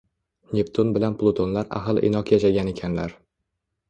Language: Uzbek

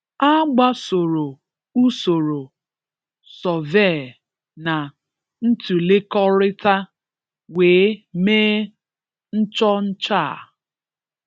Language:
Igbo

